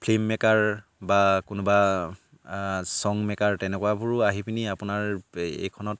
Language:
Assamese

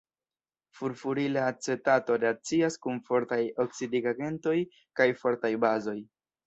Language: Esperanto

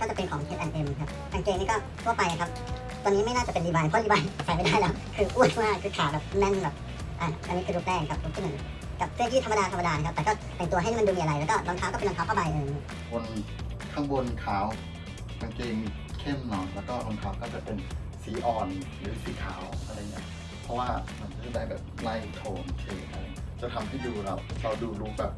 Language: Thai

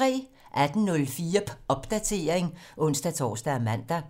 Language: Danish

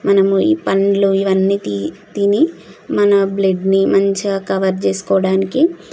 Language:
Telugu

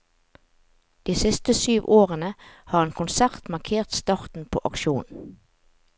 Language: Norwegian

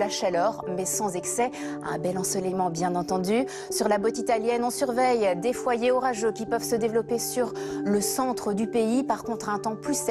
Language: French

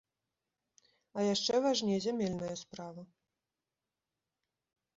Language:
Belarusian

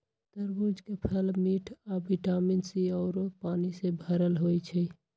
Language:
Magahi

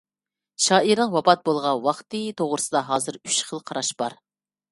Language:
Uyghur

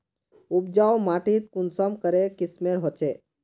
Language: Magahi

